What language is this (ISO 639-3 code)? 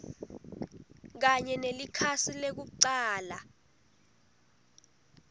ssw